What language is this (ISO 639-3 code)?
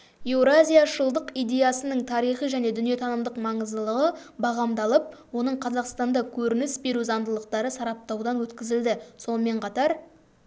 kaz